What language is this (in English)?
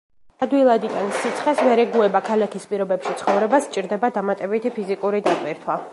Georgian